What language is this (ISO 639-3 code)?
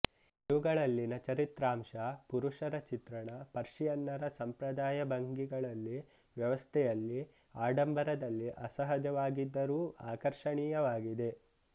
kan